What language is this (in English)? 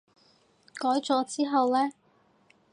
Cantonese